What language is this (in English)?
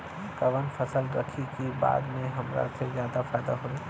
Bhojpuri